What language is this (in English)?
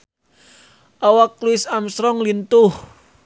Sundanese